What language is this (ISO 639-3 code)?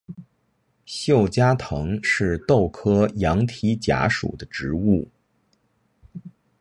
zho